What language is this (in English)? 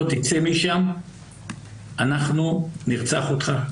Hebrew